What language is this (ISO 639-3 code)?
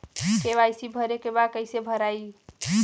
bho